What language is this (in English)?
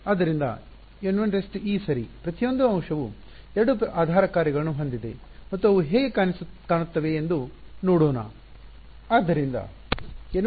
Kannada